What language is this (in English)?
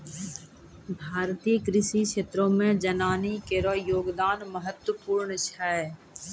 Maithili